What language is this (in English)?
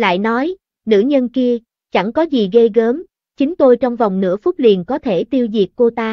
Vietnamese